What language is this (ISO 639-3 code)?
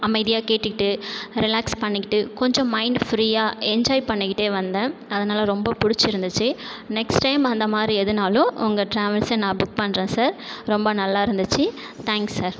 tam